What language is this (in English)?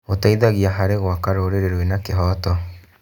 Kikuyu